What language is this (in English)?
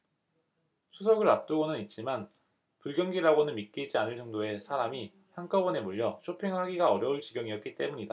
Korean